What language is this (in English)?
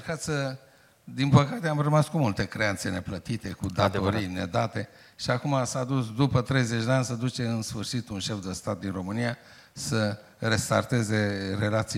Romanian